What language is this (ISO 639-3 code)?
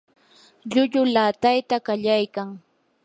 qur